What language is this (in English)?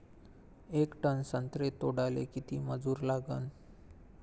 Marathi